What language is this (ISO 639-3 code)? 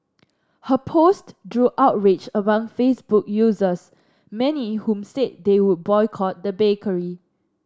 eng